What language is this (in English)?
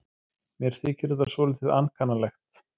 Icelandic